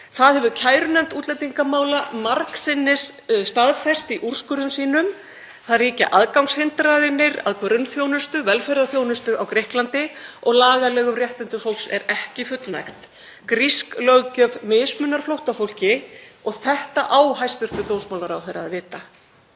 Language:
Icelandic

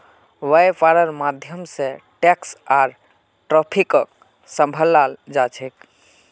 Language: Magahi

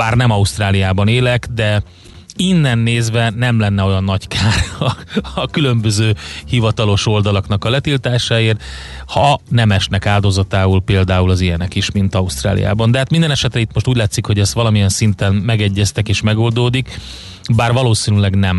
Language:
Hungarian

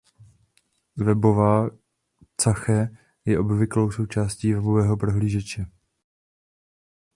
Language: Czech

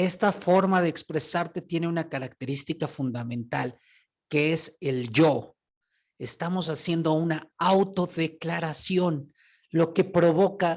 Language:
Spanish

